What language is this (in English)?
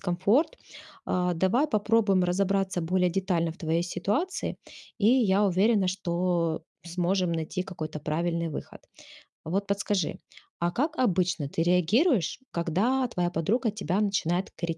Russian